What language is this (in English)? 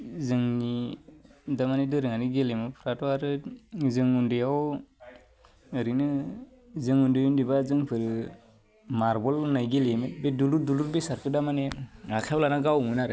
Bodo